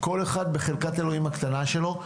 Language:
Hebrew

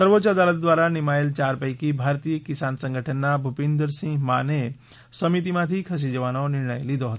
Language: Gujarati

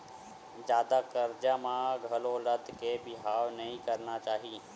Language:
Chhattisgarhi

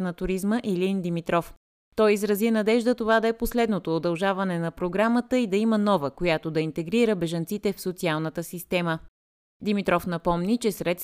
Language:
Bulgarian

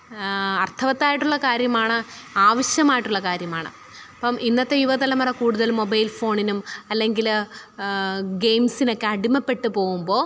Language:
Malayalam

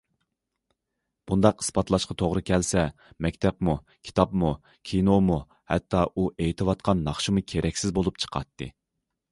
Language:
Uyghur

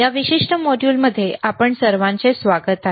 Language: Marathi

